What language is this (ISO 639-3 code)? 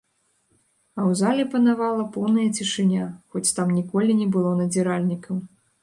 bel